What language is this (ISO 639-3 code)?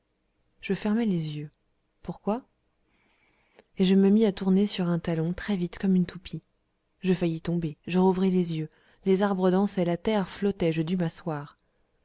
fra